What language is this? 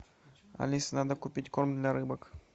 Russian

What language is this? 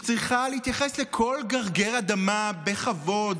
Hebrew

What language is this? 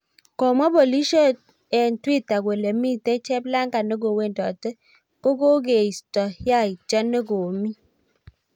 Kalenjin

